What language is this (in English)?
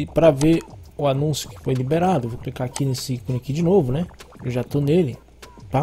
Portuguese